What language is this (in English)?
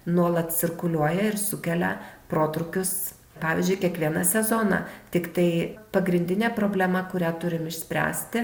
Lithuanian